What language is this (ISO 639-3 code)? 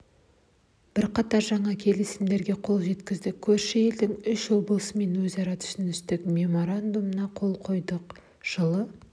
kaz